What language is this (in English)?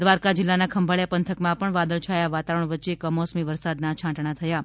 Gujarati